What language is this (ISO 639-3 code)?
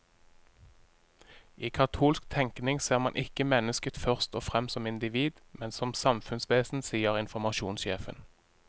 nor